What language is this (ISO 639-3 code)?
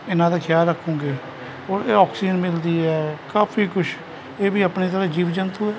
pan